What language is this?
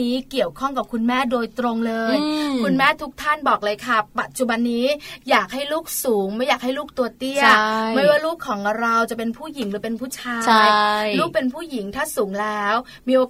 Thai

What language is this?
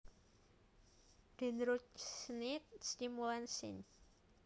Javanese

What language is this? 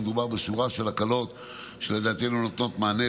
Hebrew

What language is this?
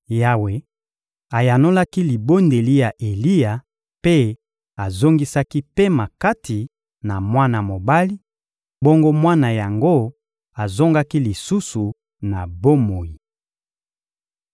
Lingala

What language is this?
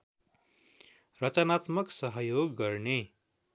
Nepali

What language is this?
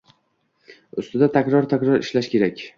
Uzbek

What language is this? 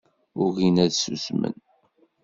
Kabyle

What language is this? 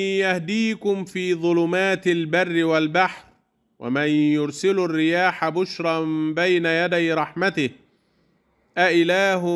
Arabic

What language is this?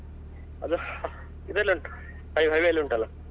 Kannada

